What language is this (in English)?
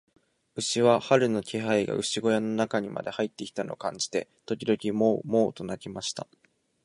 Japanese